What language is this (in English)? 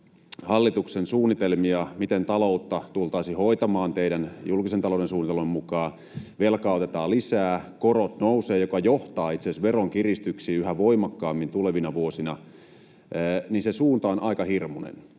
Finnish